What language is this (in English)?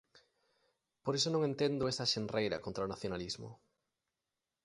Galician